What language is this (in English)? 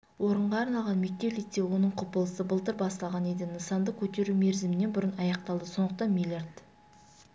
Kazakh